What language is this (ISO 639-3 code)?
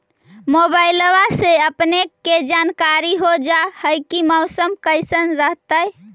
mag